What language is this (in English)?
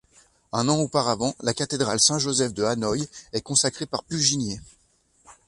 French